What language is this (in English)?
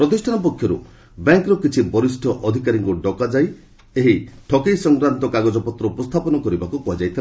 Odia